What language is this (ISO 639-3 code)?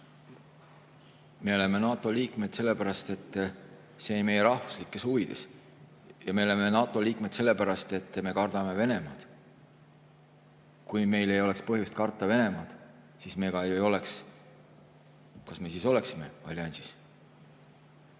est